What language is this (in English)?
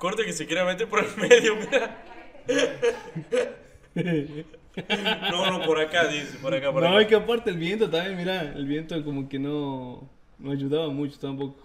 Spanish